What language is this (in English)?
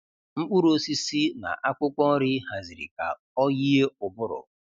Igbo